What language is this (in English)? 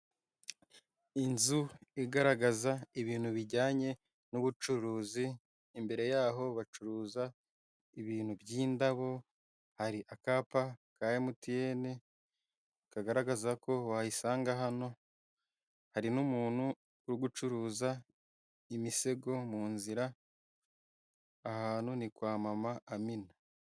Kinyarwanda